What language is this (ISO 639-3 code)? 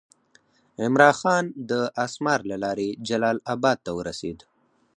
pus